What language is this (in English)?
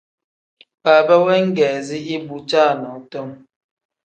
Tem